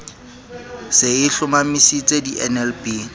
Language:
Southern Sotho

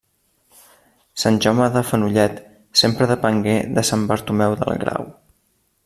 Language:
Catalan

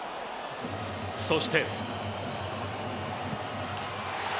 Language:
Japanese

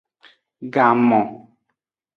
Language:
Aja (Benin)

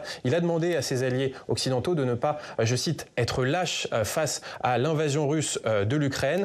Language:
French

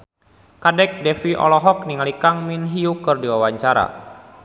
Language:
Sundanese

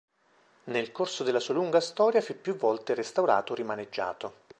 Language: Italian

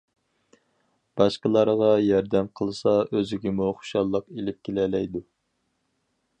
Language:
Uyghur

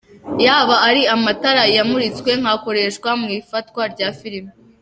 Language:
Kinyarwanda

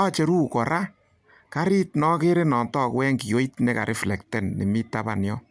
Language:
Kalenjin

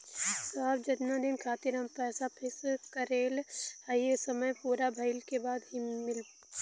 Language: Bhojpuri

